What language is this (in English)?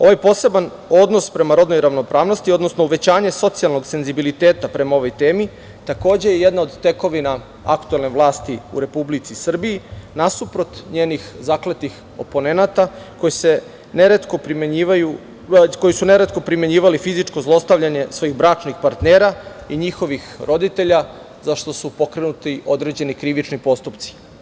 Serbian